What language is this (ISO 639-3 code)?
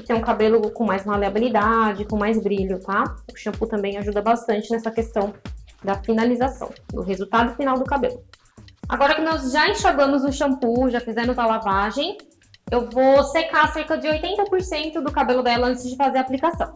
por